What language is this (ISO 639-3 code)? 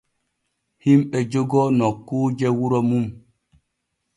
fue